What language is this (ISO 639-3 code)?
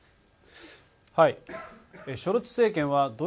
jpn